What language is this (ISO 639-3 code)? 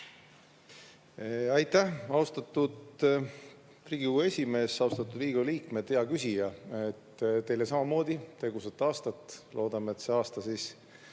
est